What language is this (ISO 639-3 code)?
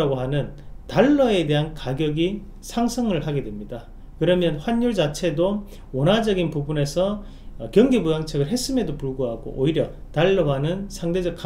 kor